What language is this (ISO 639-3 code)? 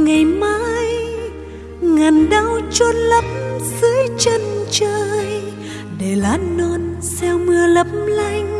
vie